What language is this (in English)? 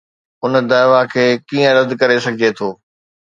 Sindhi